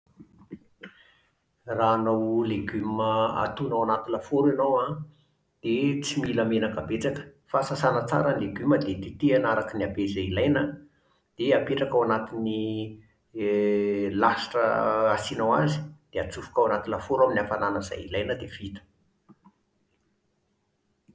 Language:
Malagasy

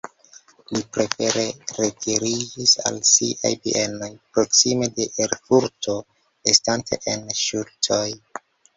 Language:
Esperanto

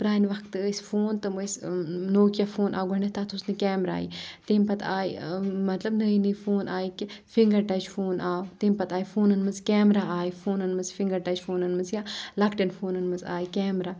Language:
Kashmiri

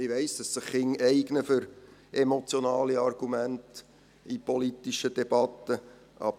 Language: Swiss German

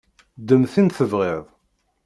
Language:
Kabyle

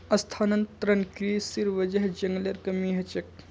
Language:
Magahi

